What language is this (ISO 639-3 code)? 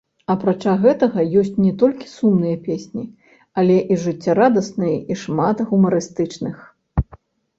bel